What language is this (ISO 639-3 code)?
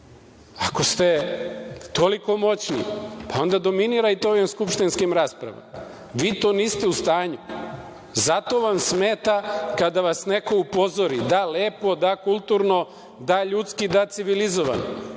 srp